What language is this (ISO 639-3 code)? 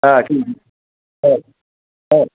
brx